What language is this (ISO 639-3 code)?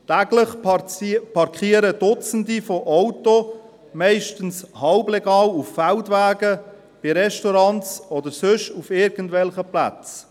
gsw